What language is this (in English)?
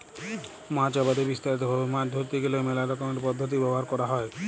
Bangla